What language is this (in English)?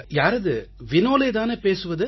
Tamil